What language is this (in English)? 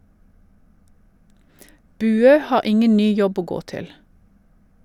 Norwegian